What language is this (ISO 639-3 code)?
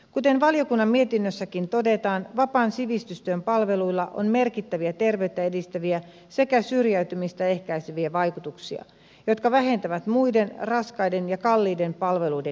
fin